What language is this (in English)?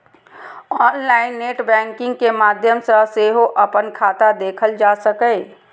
Maithili